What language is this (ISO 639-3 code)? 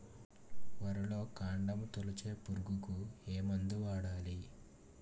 tel